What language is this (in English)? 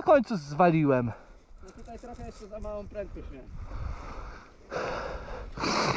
Polish